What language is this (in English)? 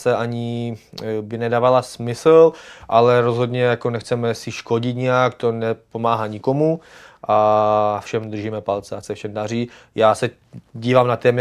Czech